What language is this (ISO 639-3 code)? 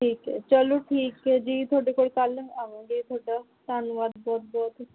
pan